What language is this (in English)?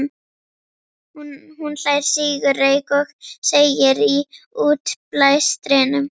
Icelandic